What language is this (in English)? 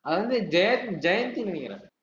Tamil